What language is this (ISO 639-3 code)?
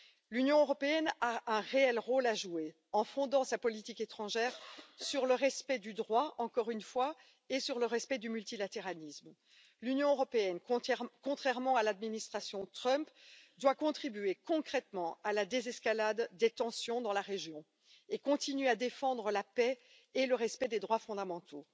fra